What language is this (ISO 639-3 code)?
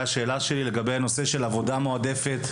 heb